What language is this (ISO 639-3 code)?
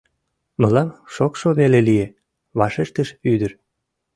chm